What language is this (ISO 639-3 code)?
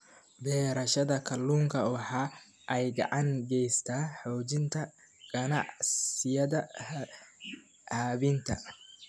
som